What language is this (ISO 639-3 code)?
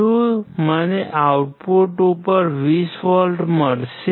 guj